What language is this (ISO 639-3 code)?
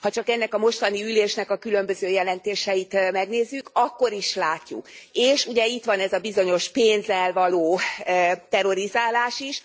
hun